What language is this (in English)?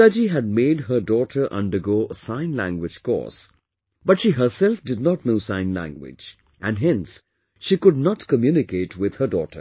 English